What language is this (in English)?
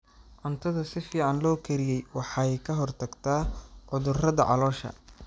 Somali